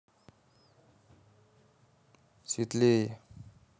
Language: Russian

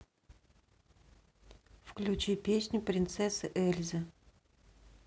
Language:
Russian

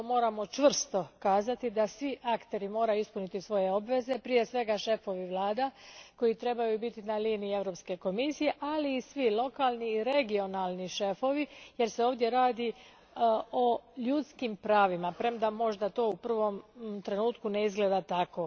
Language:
Croatian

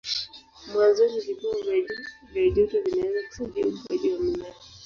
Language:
Swahili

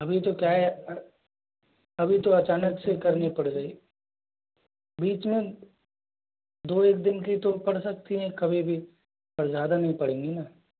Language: Hindi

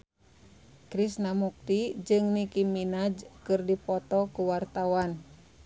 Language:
Sundanese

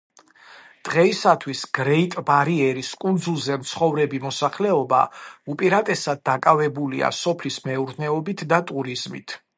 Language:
Georgian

